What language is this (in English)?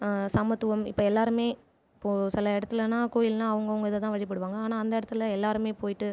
Tamil